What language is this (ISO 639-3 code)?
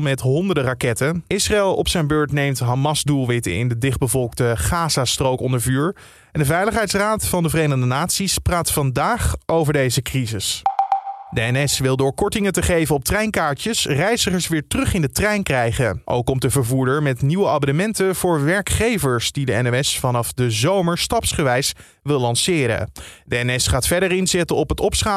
nld